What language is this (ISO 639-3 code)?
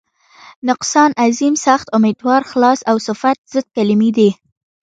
pus